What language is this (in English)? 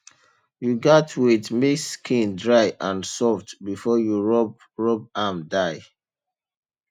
Nigerian Pidgin